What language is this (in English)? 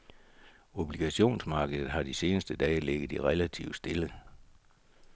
Danish